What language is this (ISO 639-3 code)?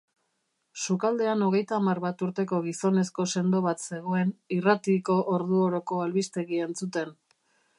eus